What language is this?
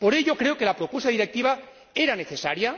Spanish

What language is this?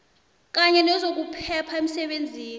South Ndebele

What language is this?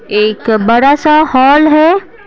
Hindi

